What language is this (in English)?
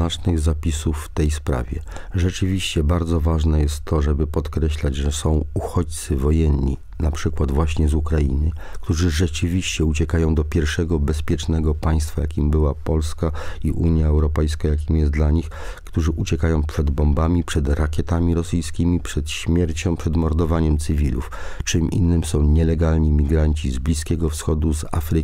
Polish